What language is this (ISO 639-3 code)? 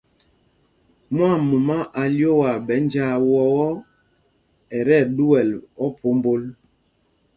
mgg